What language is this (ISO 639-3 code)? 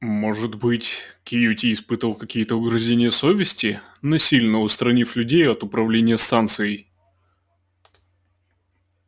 rus